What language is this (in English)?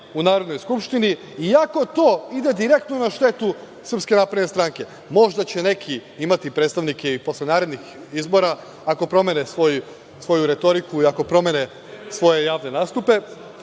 Serbian